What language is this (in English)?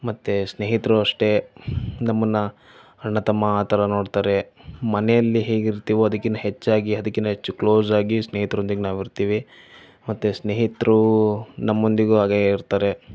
Kannada